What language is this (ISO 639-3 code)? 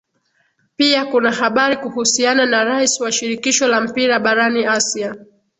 swa